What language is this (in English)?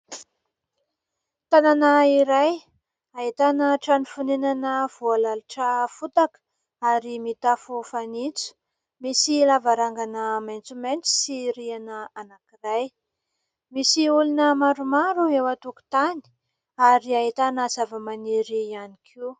Malagasy